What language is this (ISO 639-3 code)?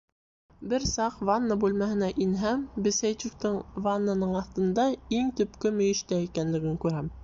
bak